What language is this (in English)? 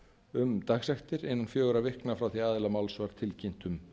Icelandic